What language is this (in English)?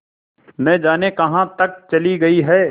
Hindi